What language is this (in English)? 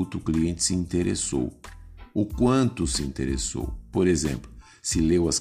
Portuguese